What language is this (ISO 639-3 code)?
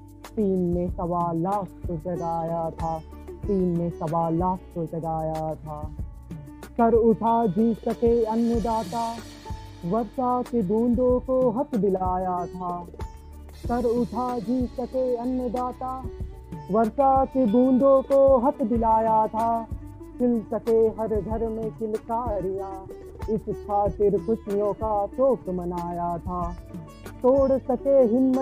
hin